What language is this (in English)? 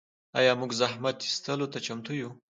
Pashto